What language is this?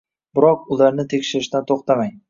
Uzbek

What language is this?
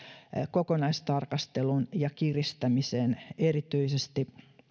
Finnish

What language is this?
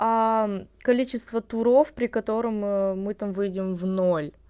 Russian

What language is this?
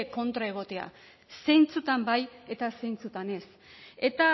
Basque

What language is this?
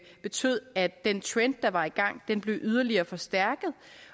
Danish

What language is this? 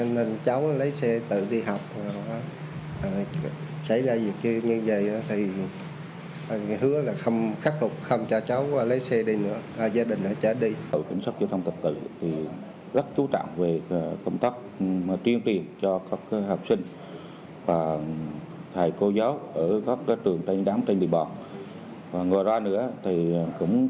Vietnamese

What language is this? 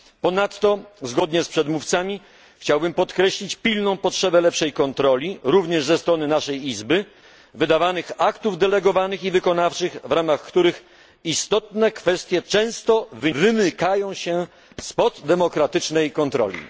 Polish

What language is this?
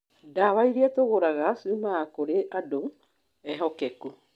Kikuyu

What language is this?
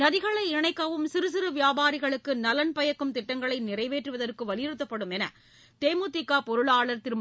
Tamil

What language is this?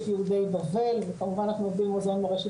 Hebrew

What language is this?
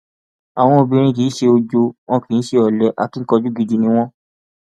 Yoruba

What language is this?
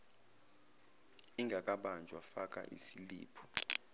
Zulu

